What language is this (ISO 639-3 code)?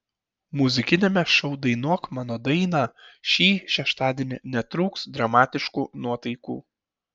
lit